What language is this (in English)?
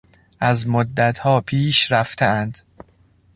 Persian